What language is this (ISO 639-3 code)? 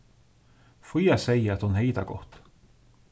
fao